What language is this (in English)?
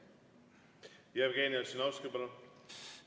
Estonian